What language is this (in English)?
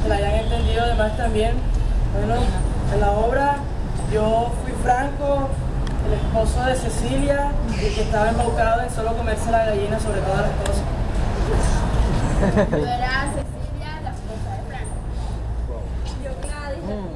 Spanish